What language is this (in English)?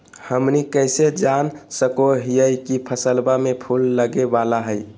Magahi